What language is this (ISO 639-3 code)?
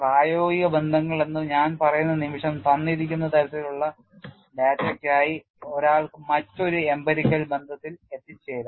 mal